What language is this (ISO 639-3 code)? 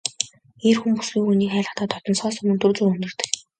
mon